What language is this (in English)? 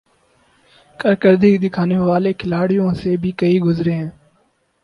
Urdu